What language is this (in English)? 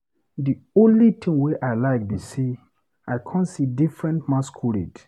Nigerian Pidgin